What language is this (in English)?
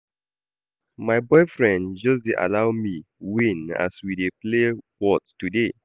Nigerian Pidgin